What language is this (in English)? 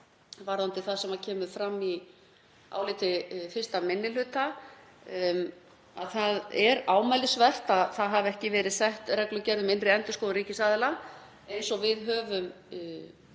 Icelandic